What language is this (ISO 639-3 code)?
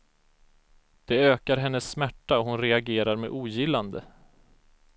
swe